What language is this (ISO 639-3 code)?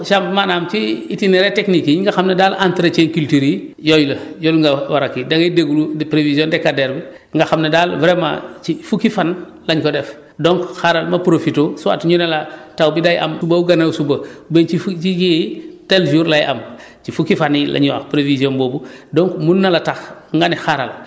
wol